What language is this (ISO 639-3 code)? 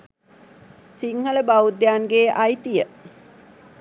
sin